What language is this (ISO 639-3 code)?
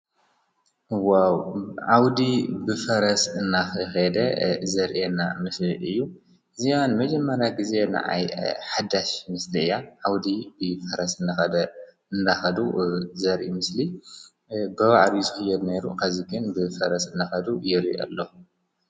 tir